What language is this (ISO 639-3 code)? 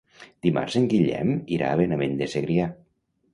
cat